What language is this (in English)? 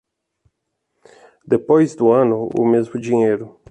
Portuguese